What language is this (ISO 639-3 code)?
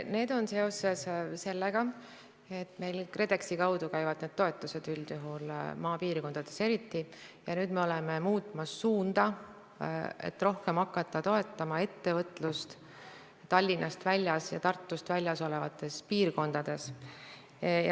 est